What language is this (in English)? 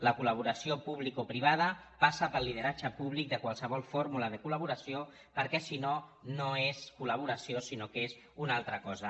Catalan